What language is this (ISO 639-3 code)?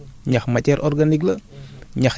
wol